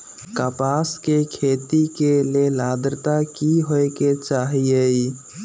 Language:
Magahi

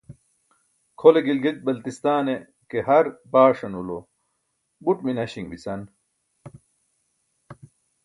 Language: Burushaski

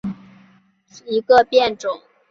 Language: Chinese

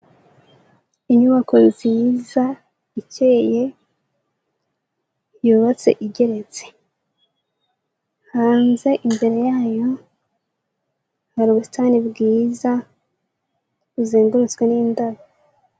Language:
Kinyarwanda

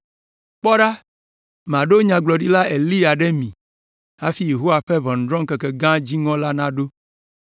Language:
Ewe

